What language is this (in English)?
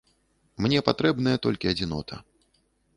Belarusian